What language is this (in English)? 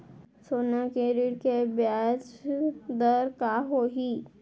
Chhattisgarhi